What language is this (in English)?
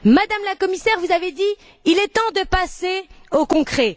French